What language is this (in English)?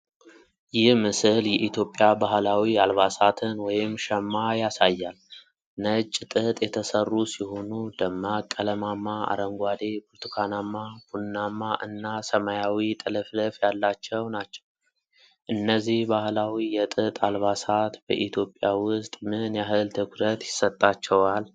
Amharic